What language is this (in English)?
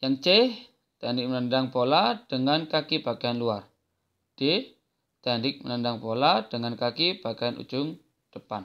Indonesian